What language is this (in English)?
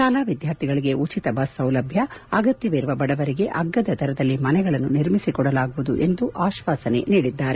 Kannada